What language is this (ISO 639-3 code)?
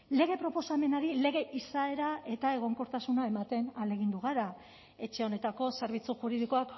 eus